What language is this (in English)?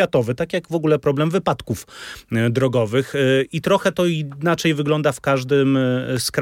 Polish